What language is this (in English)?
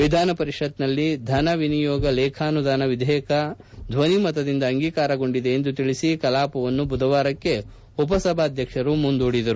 Kannada